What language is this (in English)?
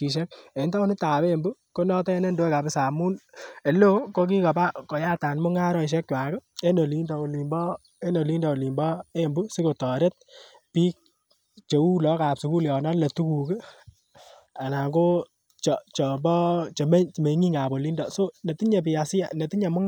Kalenjin